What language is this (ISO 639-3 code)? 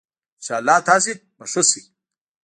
pus